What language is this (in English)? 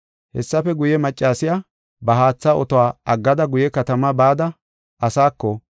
Gofa